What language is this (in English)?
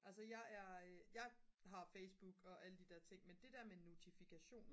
Danish